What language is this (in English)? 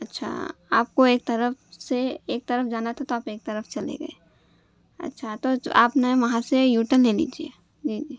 Urdu